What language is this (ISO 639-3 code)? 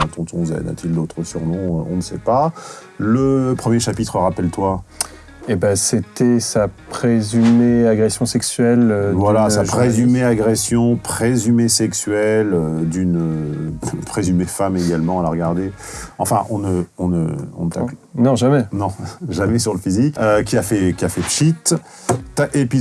fra